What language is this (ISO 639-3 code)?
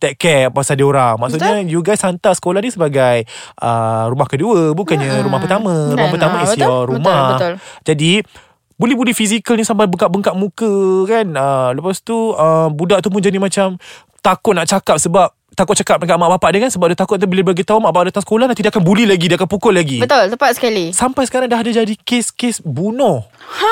msa